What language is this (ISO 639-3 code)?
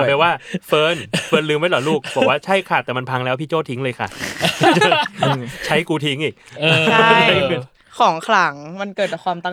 tha